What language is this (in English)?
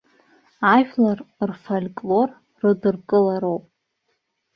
Abkhazian